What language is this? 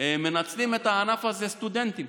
Hebrew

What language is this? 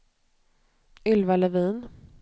Swedish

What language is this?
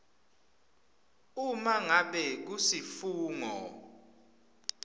Swati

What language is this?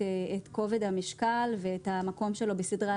Hebrew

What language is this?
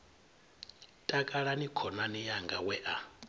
Venda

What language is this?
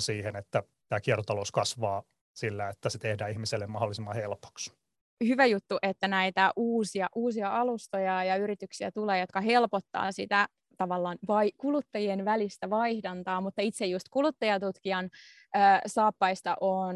Finnish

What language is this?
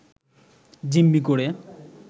Bangla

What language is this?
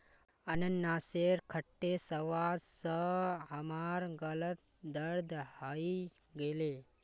Magahi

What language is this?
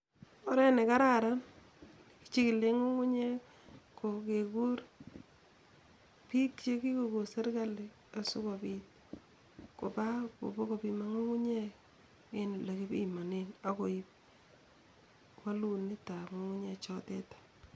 Kalenjin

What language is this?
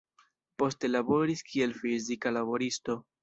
Esperanto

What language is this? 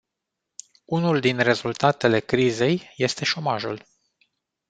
Romanian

